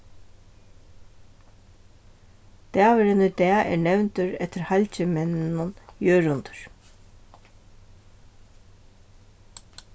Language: Faroese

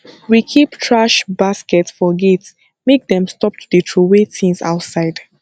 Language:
Nigerian Pidgin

